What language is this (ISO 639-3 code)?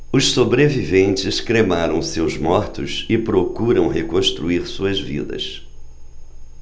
por